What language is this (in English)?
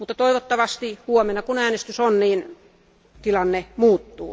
Finnish